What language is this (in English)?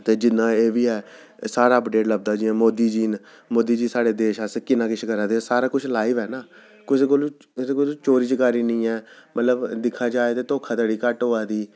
Dogri